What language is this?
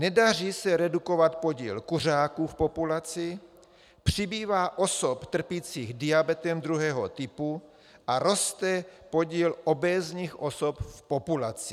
Czech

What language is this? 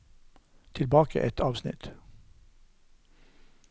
Norwegian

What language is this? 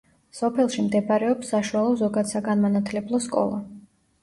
Georgian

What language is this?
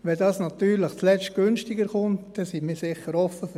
Swiss German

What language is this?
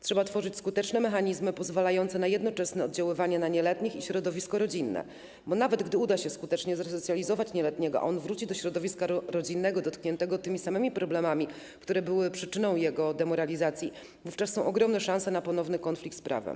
Polish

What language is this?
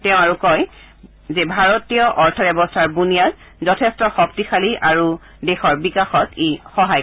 Assamese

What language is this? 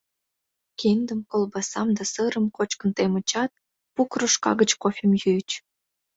Mari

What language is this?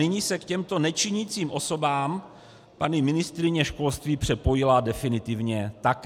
Czech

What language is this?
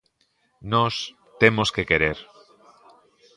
Galician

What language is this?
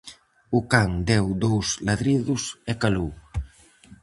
Galician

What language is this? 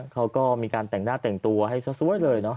Thai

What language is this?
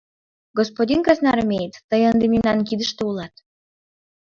Mari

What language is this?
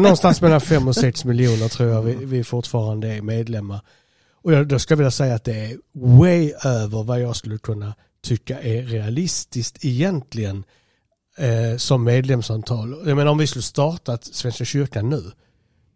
Swedish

